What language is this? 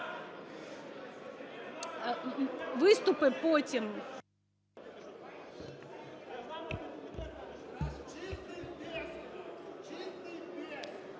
Ukrainian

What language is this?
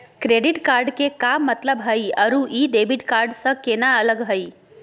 Magahi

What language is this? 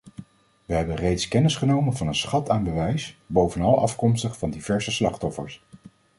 Dutch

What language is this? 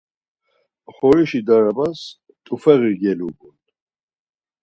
Laz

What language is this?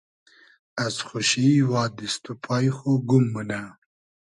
Hazaragi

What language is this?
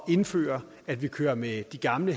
Danish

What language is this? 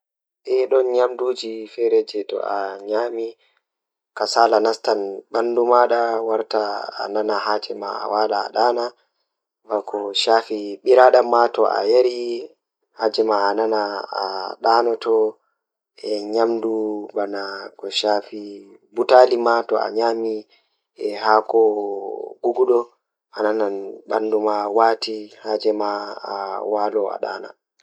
Fula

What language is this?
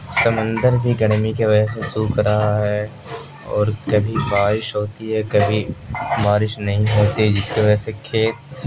Urdu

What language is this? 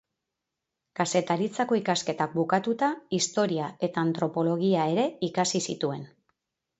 Basque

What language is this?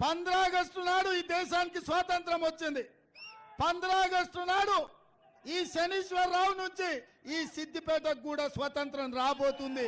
Telugu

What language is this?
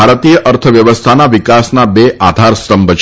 Gujarati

